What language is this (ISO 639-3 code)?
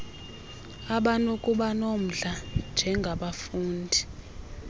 xho